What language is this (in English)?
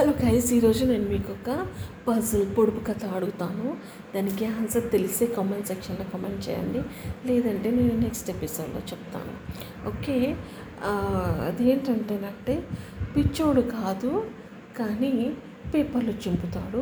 Telugu